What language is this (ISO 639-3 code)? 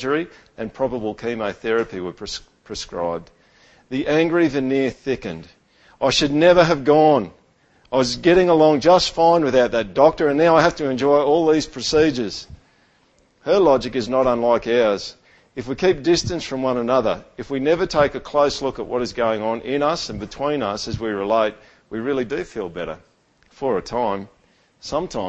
eng